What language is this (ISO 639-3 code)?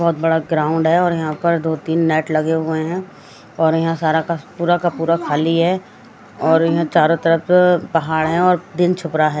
hin